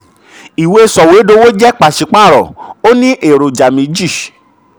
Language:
Yoruba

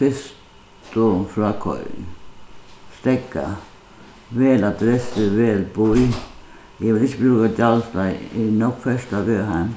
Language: Faroese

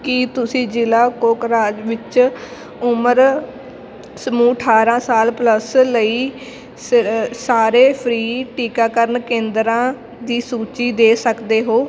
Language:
Punjabi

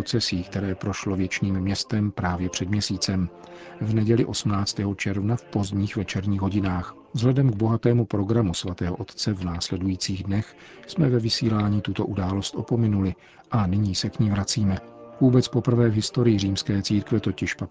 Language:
Czech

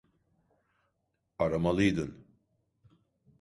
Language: Turkish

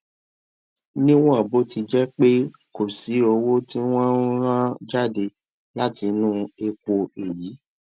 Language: Yoruba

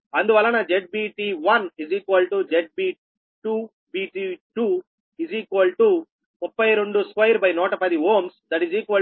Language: Telugu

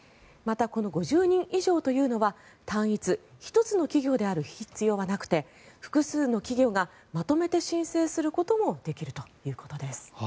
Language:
Japanese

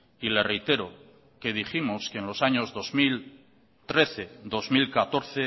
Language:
Spanish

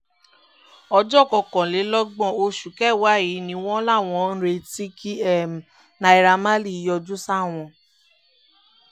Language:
Yoruba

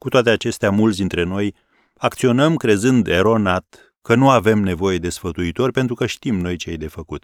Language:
Romanian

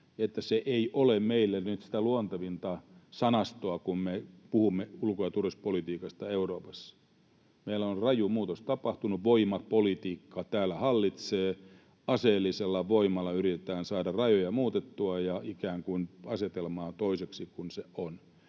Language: Finnish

